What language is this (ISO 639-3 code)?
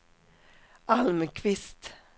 swe